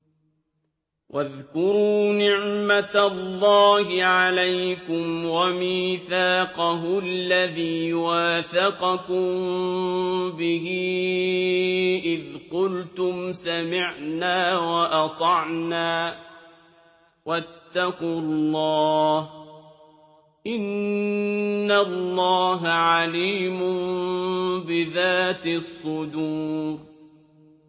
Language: Arabic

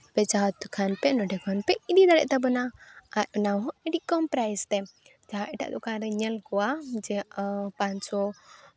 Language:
Santali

